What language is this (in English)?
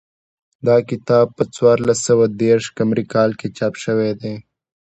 Pashto